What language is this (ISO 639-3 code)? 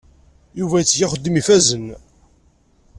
kab